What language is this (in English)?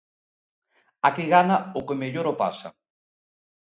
Galician